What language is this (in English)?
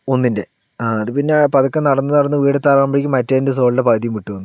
Malayalam